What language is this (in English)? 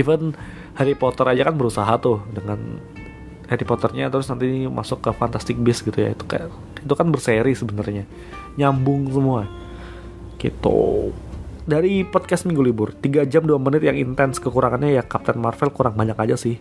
Indonesian